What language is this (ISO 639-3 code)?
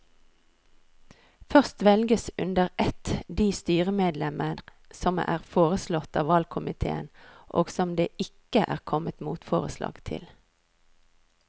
nor